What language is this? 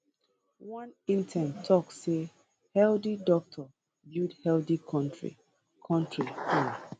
Nigerian Pidgin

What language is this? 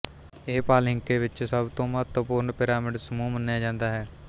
Punjabi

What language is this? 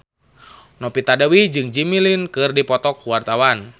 Sundanese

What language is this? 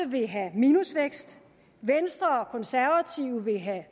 Danish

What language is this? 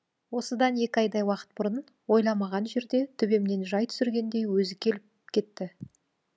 Kazakh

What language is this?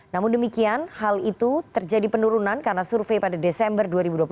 Indonesian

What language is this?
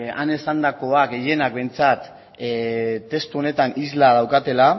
Basque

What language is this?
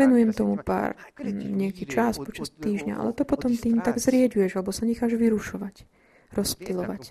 Slovak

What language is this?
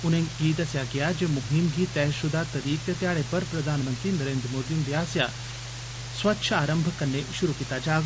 Dogri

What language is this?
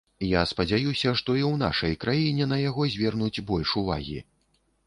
Belarusian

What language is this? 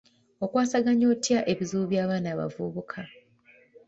Ganda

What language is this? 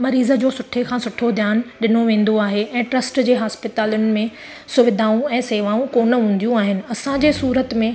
Sindhi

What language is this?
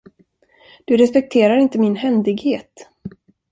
Swedish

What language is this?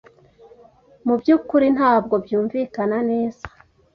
Kinyarwanda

